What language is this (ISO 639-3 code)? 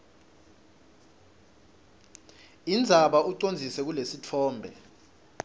ssw